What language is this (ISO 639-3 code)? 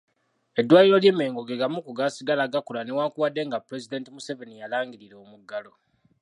lug